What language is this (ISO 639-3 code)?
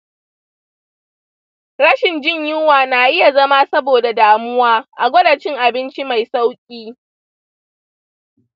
hau